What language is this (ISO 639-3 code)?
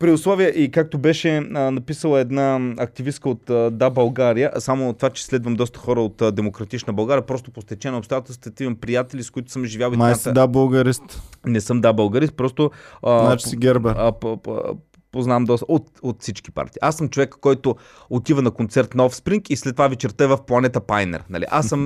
bul